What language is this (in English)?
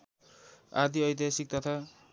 Nepali